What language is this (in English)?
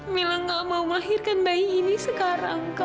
Indonesian